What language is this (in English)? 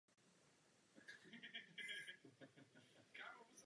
Czech